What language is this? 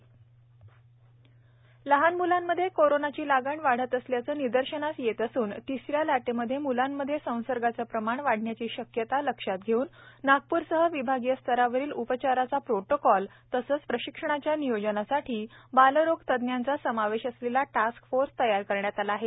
Marathi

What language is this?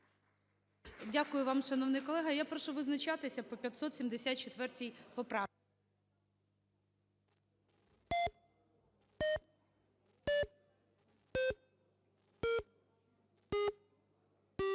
Ukrainian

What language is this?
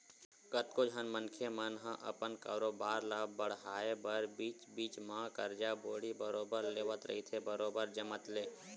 Chhattisgarhi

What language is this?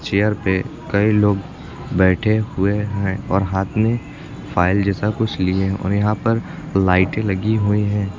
Hindi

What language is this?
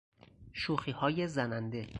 Persian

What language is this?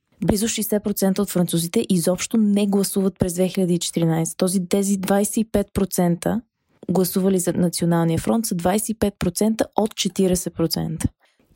Bulgarian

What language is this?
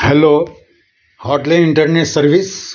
Marathi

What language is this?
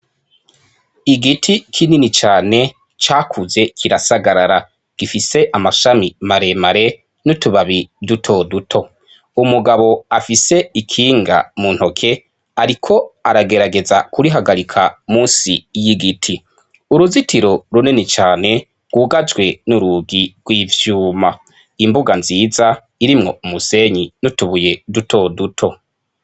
Rundi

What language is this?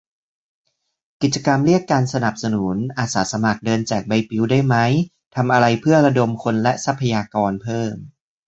Thai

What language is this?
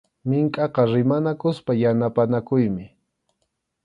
Arequipa-La Unión Quechua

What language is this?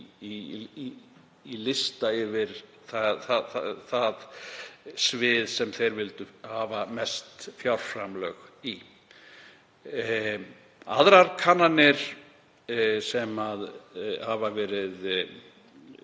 Icelandic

